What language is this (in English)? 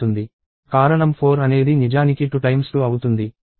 Telugu